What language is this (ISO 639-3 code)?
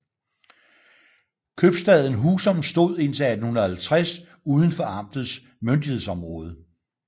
dan